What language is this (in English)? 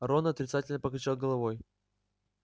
Russian